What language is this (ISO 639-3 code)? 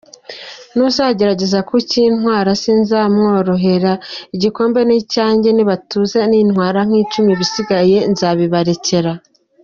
kin